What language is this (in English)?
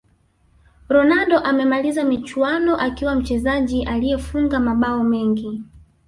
Swahili